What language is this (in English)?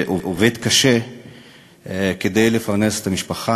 Hebrew